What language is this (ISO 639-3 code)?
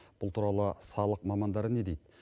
kaz